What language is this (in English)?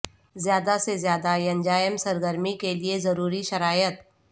Urdu